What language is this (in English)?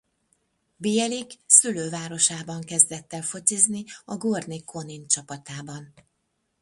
Hungarian